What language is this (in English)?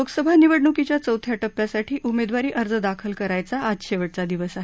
Marathi